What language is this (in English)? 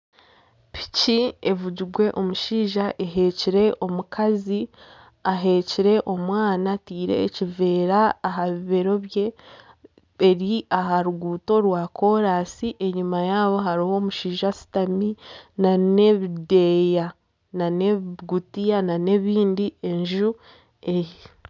Nyankole